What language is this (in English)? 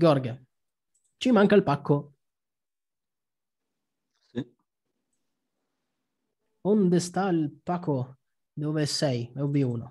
Italian